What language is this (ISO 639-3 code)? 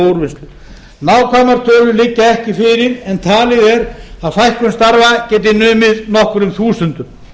isl